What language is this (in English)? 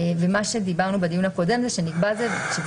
Hebrew